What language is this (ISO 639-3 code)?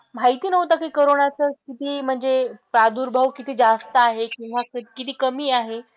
mar